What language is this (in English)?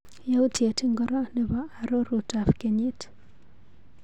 Kalenjin